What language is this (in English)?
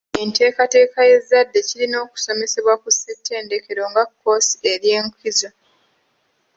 Ganda